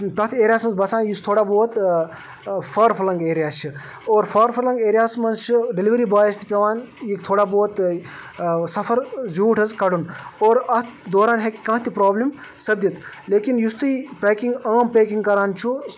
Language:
Kashmiri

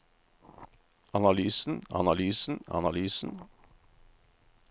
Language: Norwegian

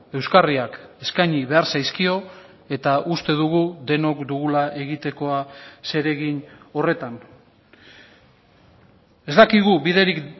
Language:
Basque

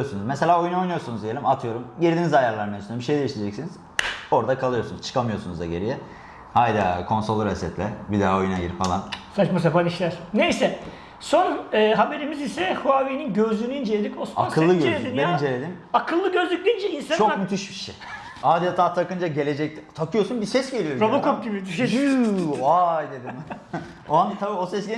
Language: Turkish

